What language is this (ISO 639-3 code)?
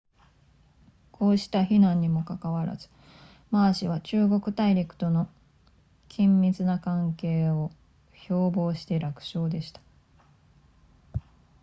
jpn